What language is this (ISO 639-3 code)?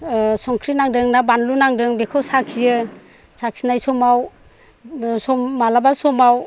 brx